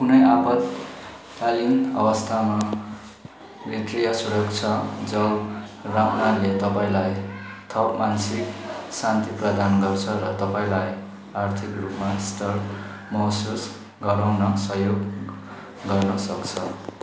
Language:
Nepali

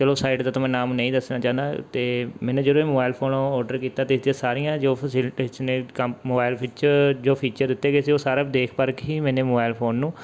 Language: Punjabi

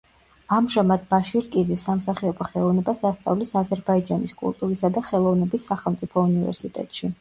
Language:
Georgian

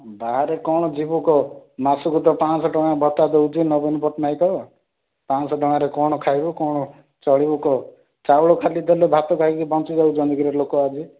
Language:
Odia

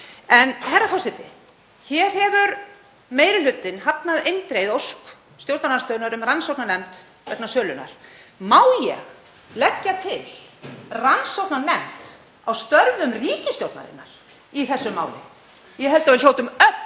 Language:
Icelandic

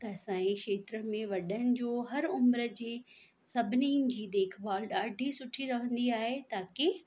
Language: Sindhi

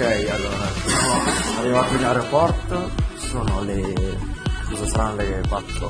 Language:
Italian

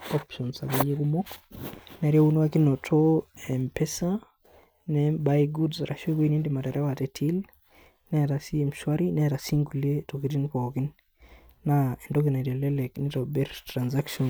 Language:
Masai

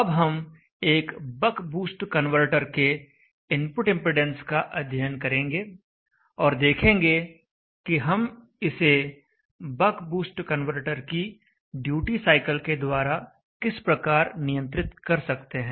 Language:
Hindi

